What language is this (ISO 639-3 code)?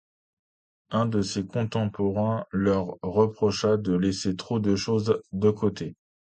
fra